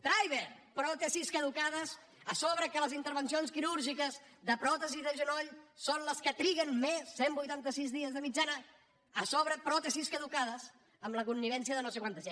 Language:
Catalan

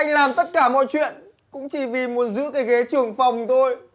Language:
Vietnamese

